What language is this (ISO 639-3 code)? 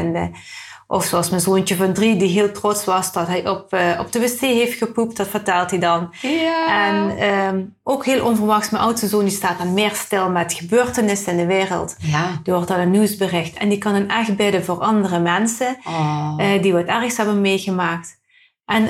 nld